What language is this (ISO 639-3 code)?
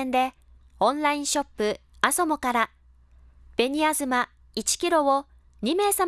jpn